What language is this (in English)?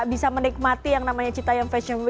Indonesian